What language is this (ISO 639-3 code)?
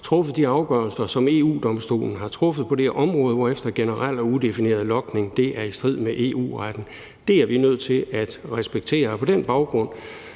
dan